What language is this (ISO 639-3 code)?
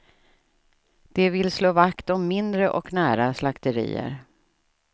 swe